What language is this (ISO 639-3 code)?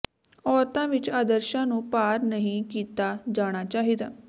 pan